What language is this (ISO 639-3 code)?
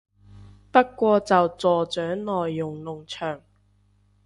yue